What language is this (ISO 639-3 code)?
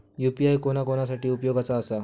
mar